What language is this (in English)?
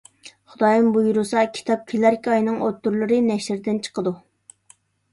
Uyghur